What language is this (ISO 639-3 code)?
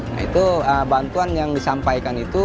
ind